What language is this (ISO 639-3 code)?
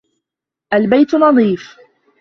ara